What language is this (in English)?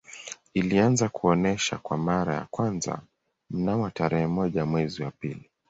Swahili